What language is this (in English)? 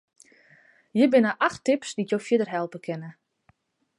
Western Frisian